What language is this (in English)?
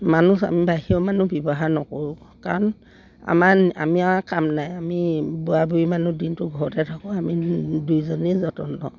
Assamese